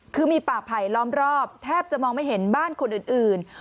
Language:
Thai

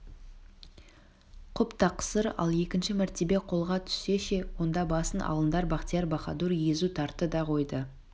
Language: Kazakh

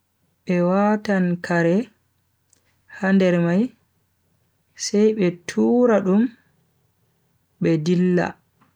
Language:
Bagirmi Fulfulde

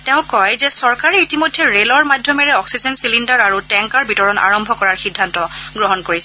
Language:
Assamese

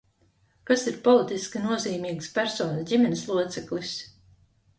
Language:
Latvian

